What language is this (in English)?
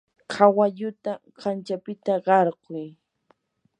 Yanahuanca Pasco Quechua